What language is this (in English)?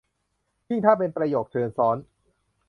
Thai